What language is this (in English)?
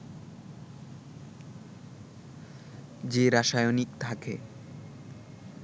Bangla